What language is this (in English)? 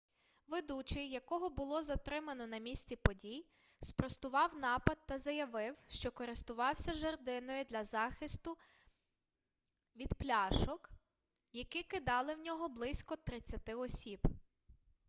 Ukrainian